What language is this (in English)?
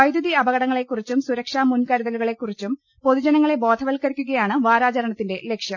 Malayalam